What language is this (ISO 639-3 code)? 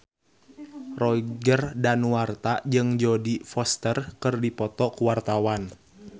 sun